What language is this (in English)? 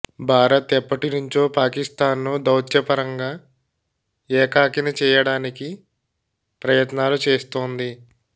Telugu